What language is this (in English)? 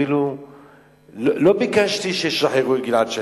Hebrew